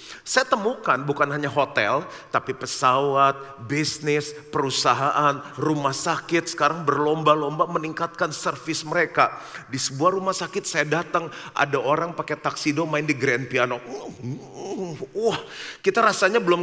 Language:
Indonesian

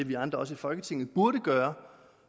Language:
Danish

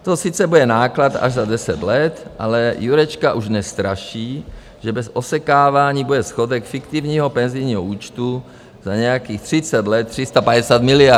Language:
Czech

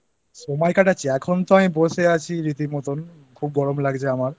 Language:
Bangla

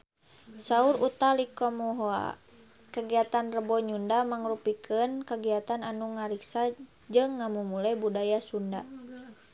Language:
Sundanese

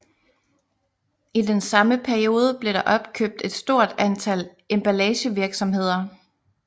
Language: Danish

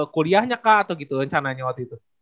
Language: Indonesian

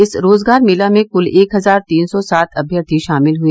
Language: Hindi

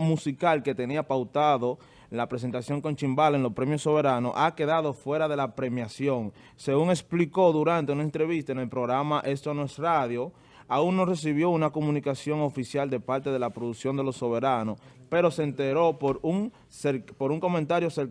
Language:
Spanish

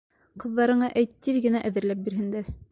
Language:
Bashkir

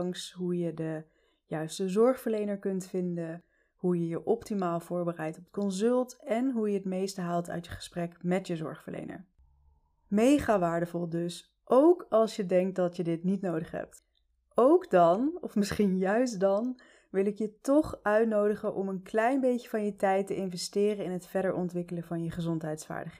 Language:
Dutch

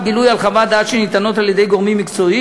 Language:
Hebrew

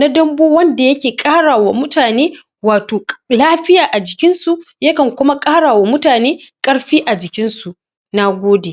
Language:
Hausa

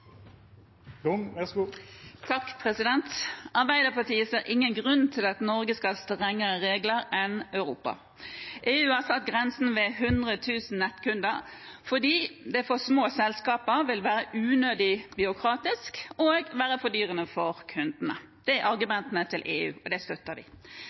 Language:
Norwegian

